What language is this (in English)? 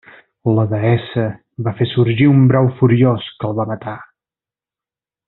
Catalan